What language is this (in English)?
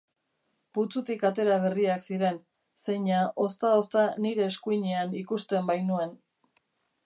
Basque